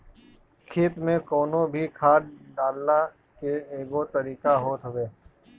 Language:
Bhojpuri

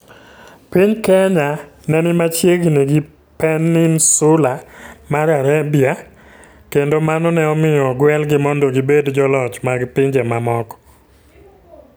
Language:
Luo (Kenya and Tanzania)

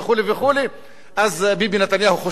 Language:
Hebrew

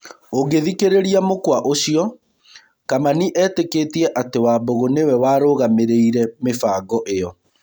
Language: Kikuyu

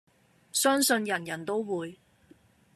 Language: Cantonese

